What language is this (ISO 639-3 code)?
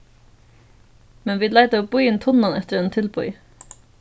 fao